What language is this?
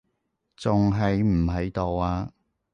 Cantonese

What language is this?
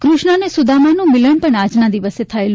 Gujarati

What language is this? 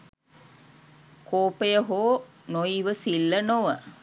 Sinhala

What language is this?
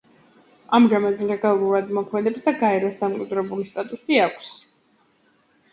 Georgian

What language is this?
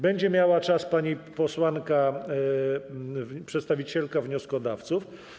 Polish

